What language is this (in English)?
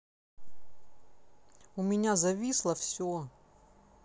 Russian